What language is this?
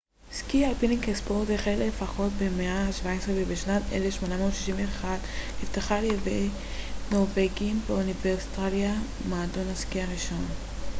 Hebrew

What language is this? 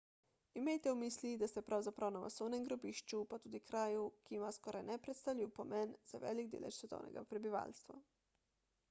Slovenian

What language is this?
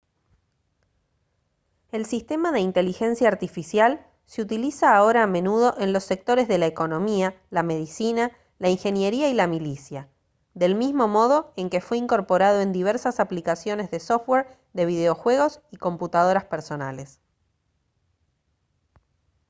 Spanish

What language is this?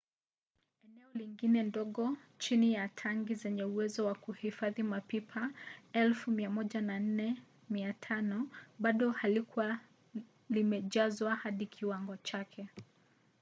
Swahili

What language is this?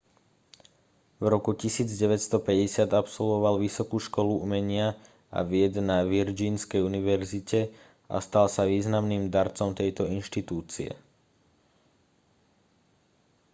Slovak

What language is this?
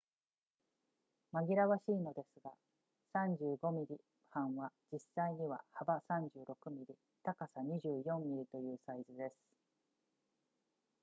Japanese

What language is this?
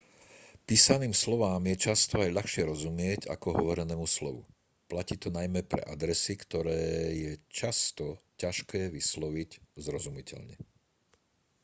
Slovak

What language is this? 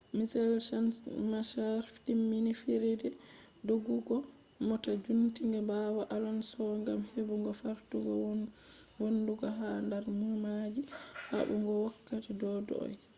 Fula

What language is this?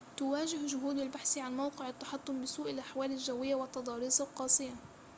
Arabic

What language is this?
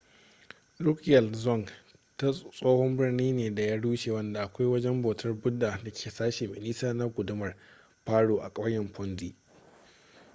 Hausa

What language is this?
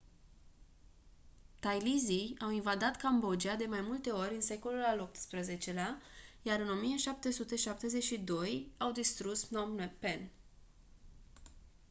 Romanian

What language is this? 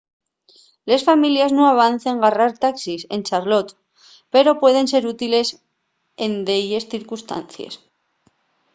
Asturian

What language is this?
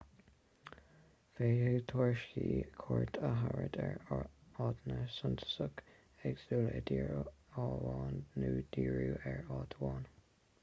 Irish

